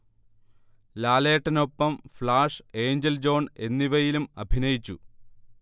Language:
Malayalam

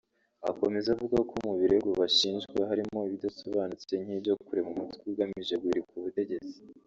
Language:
Kinyarwanda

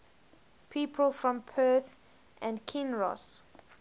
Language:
English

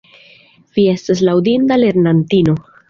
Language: Esperanto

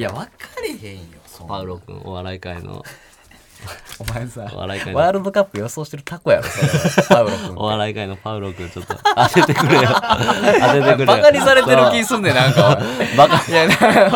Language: Japanese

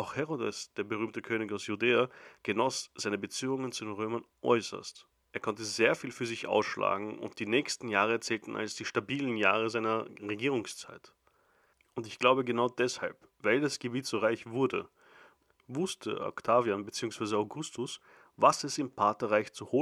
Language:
German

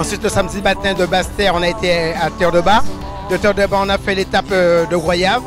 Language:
French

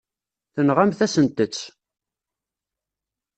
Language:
Kabyle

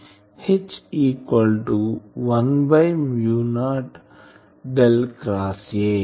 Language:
Telugu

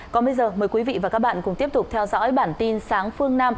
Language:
Vietnamese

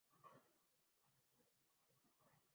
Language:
Urdu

